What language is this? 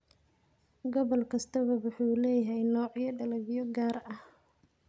Somali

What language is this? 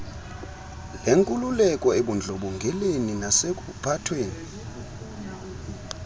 Xhosa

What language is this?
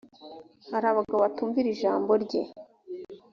Kinyarwanda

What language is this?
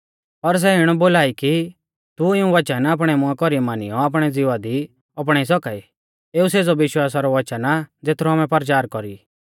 Mahasu Pahari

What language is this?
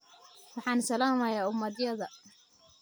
Somali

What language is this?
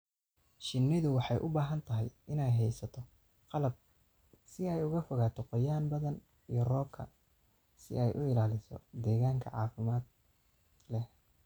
Somali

